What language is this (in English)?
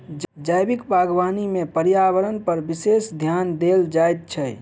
Maithili